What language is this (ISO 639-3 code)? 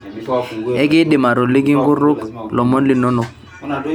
mas